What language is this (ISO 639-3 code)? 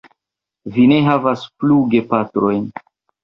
epo